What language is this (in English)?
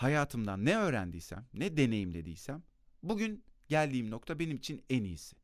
Turkish